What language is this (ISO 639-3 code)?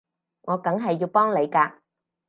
yue